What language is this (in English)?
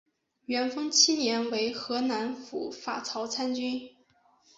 Chinese